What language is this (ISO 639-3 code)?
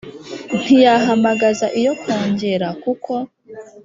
kin